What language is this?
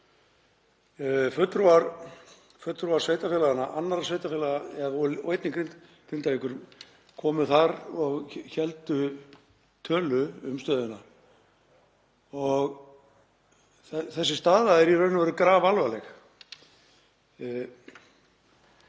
Icelandic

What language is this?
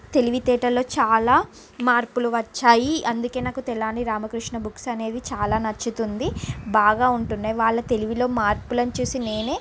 Telugu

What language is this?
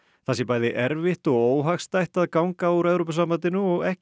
Icelandic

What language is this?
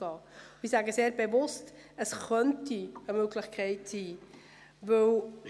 Swiss German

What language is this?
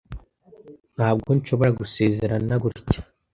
Kinyarwanda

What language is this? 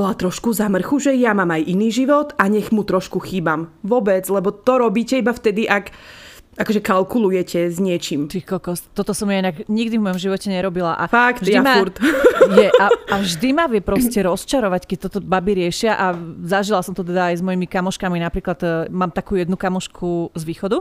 Slovak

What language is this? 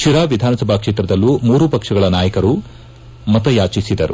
Kannada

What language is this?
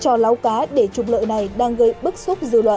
Vietnamese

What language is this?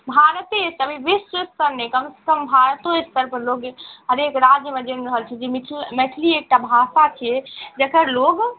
Maithili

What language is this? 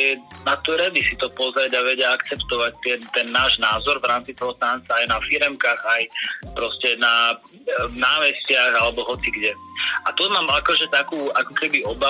Slovak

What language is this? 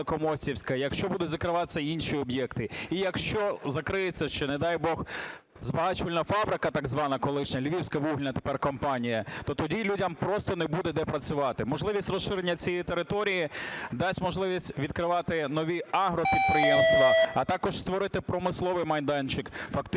Ukrainian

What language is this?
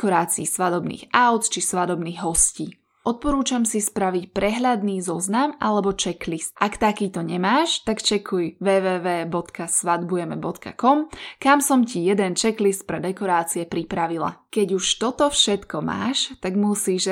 Slovak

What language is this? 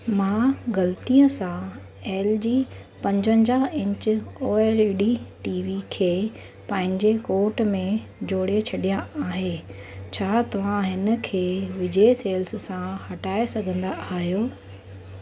Sindhi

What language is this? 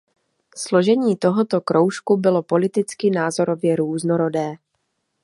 Czech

